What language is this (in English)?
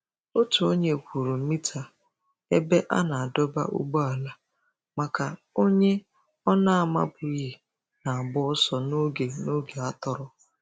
Igbo